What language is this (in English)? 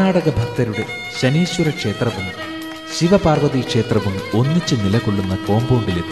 Malayalam